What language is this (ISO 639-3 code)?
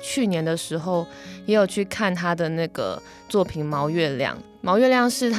zho